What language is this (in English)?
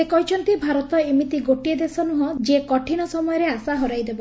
Odia